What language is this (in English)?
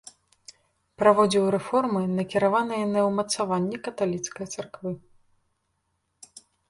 Belarusian